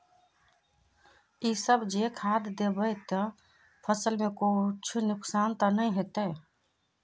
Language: Magahi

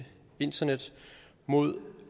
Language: Danish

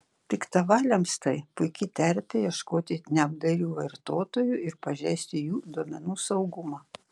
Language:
Lithuanian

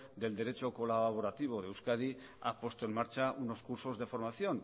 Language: Spanish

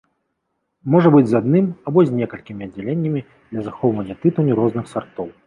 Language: Belarusian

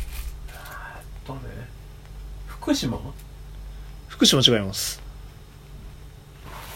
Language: Japanese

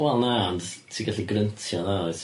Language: Welsh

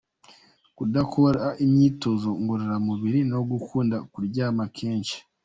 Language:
Kinyarwanda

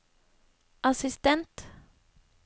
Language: Norwegian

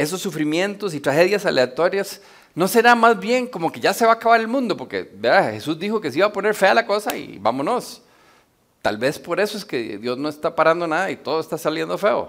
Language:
Spanish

